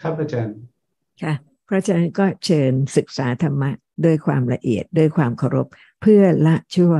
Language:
Thai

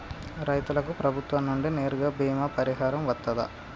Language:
Telugu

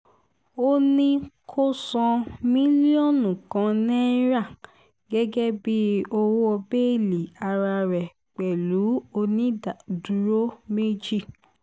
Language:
Yoruba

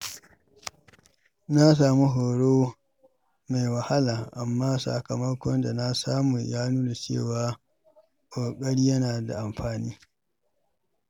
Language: Hausa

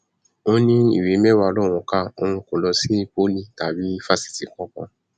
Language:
Yoruba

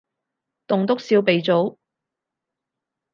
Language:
Cantonese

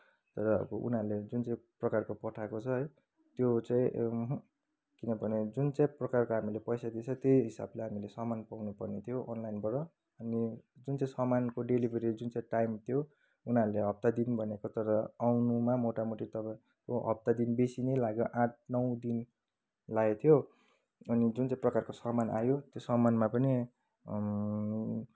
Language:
Nepali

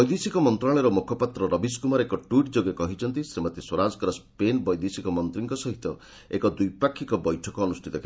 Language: Odia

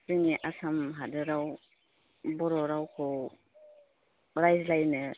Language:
Bodo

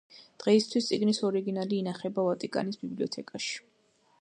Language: Georgian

